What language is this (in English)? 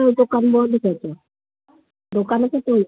Odia